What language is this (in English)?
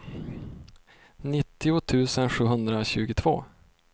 Swedish